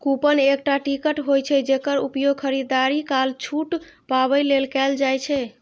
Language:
Maithili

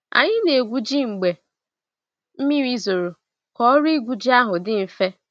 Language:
Igbo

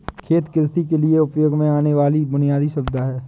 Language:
Hindi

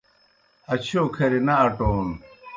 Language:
Kohistani Shina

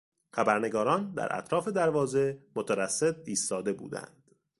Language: Persian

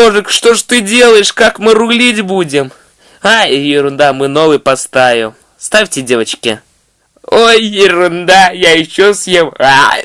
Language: Russian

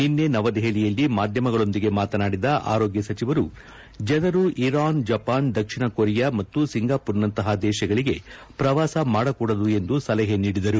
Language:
Kannada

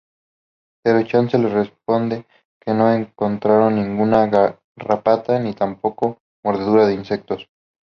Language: Spanish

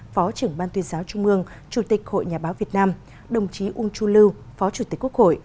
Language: Vietnamese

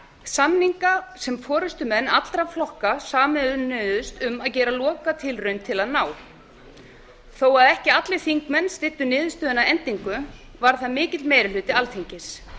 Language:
Icelandic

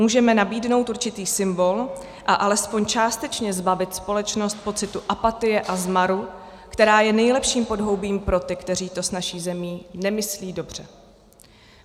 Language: Czech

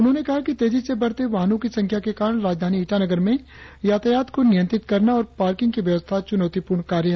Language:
Hindi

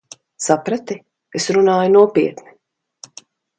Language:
Latvian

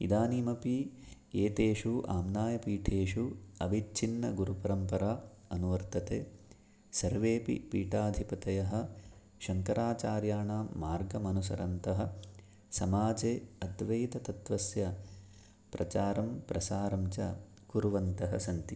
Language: Sanskrit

